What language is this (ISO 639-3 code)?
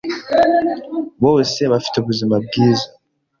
kin